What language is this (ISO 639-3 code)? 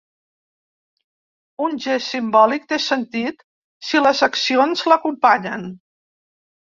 cat